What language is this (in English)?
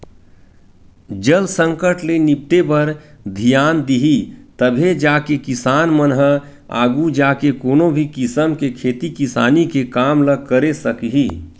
Chhattisgarhi